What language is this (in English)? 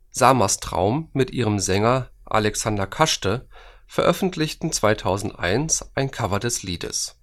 German